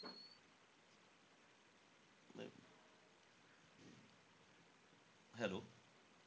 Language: Marathi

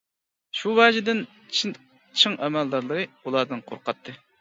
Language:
Uyghur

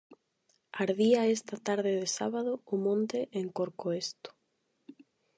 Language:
Galician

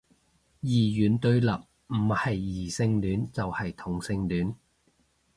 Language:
Cantonese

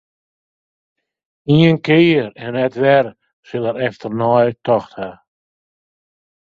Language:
Western Frisian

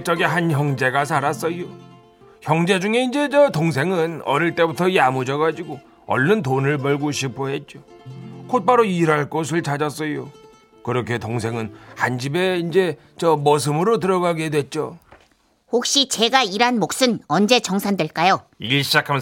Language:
Korean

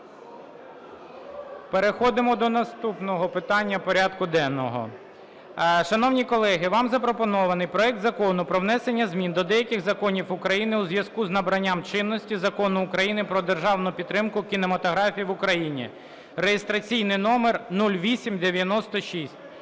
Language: Ukrainian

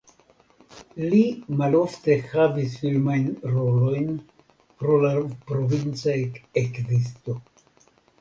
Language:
Esperanto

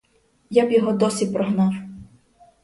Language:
Ukrainian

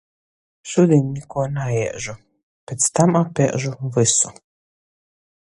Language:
Latgalian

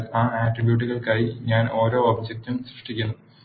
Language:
Malayalam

